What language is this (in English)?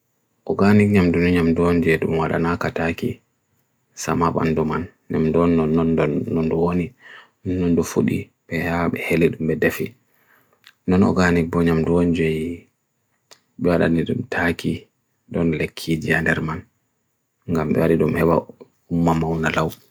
Bagirmi Fulfulde